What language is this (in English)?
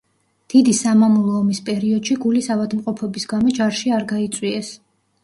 Georgian